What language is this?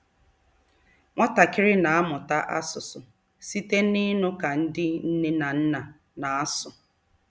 Igbo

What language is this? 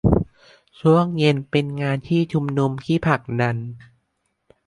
Thai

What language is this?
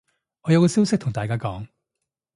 Cantonese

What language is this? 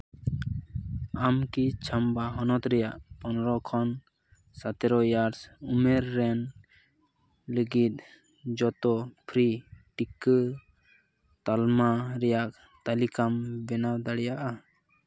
Santali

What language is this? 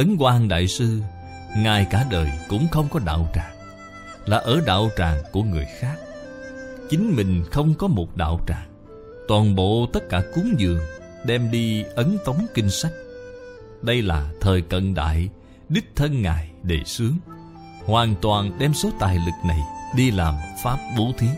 Vietnamese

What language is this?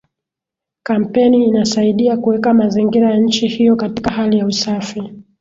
Swahili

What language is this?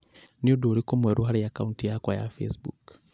Kikuyu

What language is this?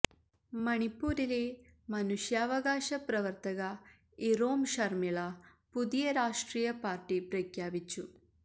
Malayalam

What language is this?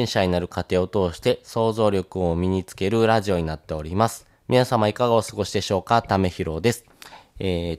Japanese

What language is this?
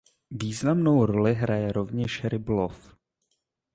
Czech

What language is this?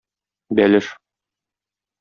Tatar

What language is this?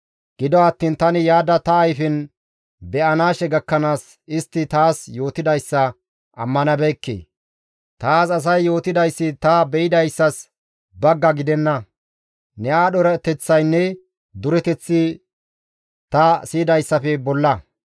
Gamo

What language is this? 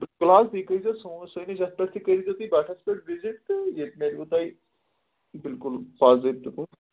Kashmiri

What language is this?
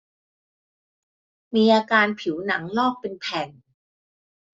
Thai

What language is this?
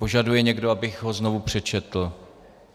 Czech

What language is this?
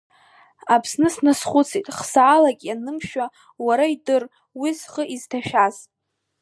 Abkhazian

